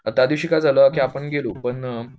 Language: Marathi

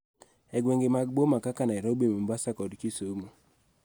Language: Luo (Kenya and Tanzania)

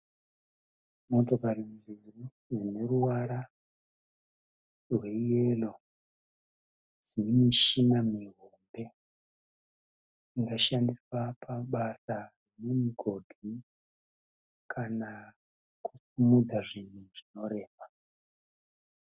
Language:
Shona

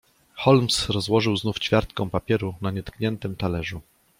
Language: Polish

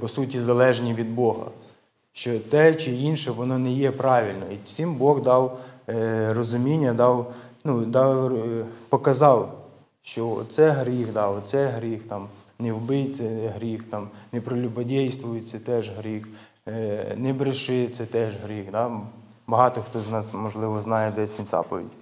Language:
Ukrainian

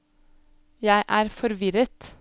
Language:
Norwegian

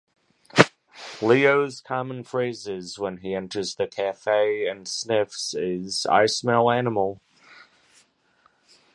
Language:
English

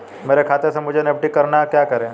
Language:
Hindi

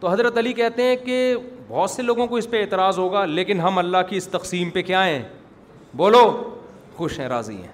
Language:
Urdu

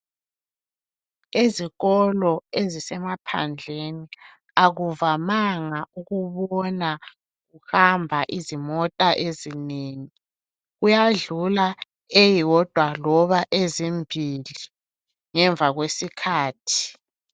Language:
North Ndebele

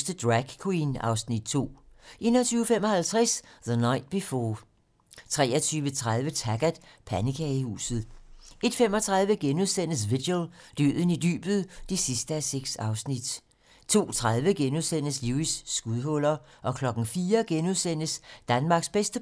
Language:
Danish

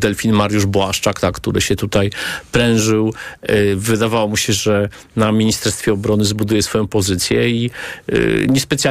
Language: Polish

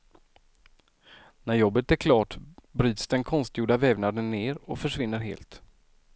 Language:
Swedish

